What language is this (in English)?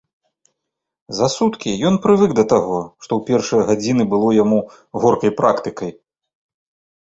Belarusian